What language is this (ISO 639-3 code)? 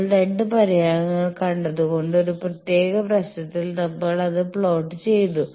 mal